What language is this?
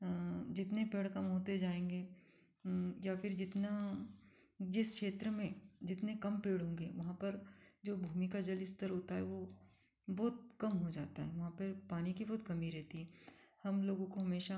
Hindi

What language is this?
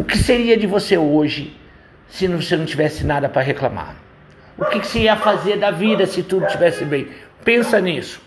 Portuguese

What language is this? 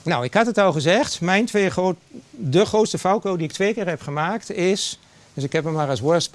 Dutch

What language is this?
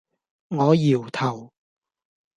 Cantonese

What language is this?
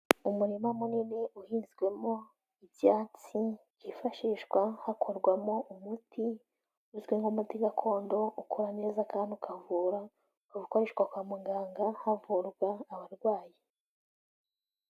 Kinyarwanda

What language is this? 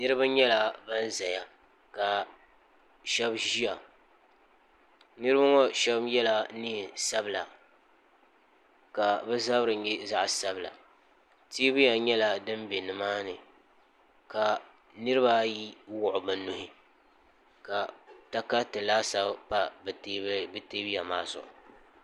Dagbani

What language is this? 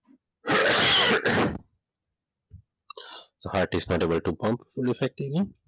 Gujarati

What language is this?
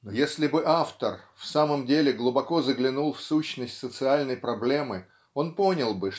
Russian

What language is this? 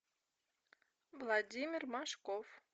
Russian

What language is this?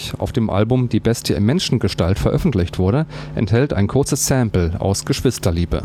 German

